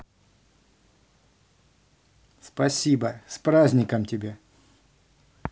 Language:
Russian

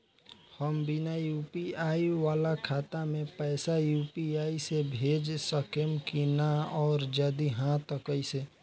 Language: Bhojpuri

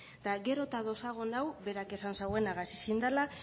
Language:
Basque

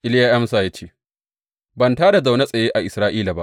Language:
Hausa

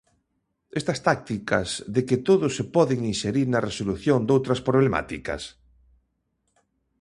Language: Galician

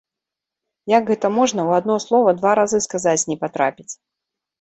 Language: Belarusian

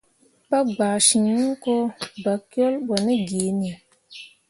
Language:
Mundang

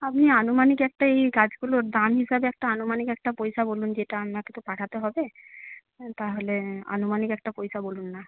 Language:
Bangla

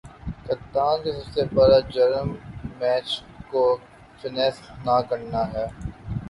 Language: Urdu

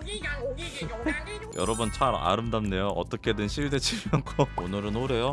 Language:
Korean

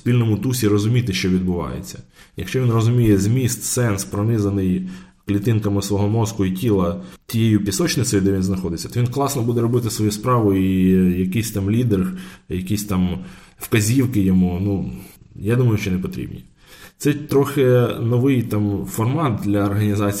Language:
Ukrainian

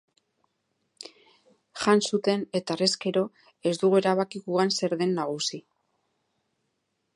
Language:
Basque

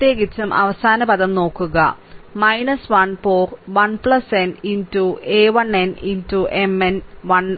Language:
Malayalam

